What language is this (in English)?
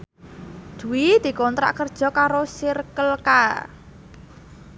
Javanese